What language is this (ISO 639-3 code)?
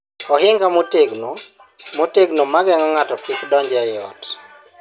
luo